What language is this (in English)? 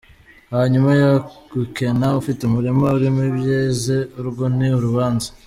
Kinyarwanda